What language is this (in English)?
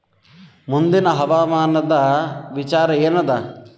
Kannada